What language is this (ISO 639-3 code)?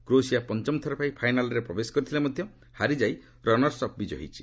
ori